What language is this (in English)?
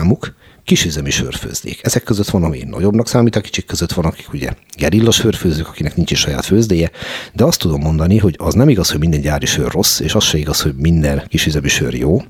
Hungarian